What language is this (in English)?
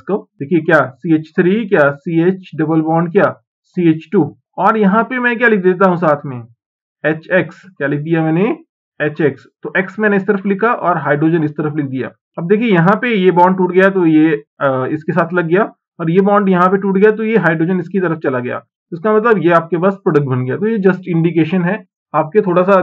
Hindi